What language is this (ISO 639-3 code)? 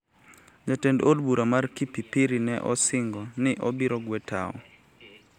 luo